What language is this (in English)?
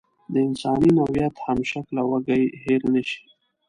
Pashto